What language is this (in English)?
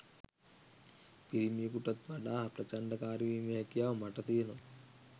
Sinhala